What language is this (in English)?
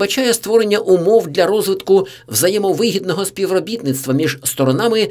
Ukrainian